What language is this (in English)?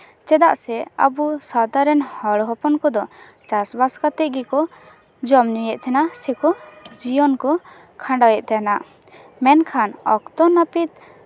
Santali